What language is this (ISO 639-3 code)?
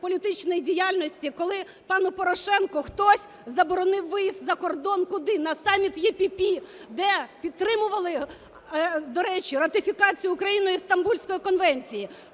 ukr